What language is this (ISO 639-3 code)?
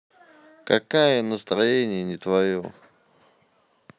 rus